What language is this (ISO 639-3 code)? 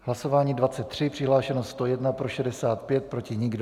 ces